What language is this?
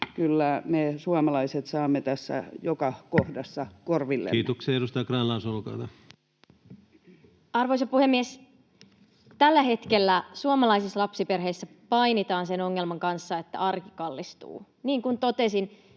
Finnish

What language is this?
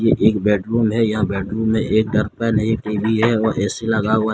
Hindi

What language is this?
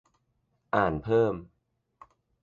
Thai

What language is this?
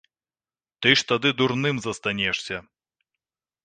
Belarusian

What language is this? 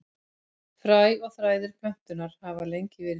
Icelandic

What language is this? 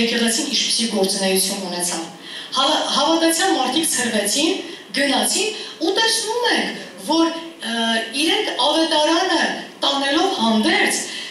Turkish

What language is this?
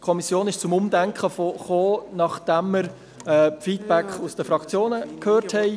Swiss German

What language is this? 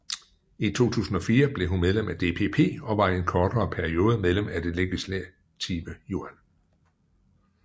Danish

